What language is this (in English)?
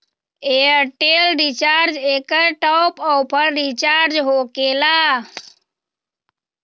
Magahi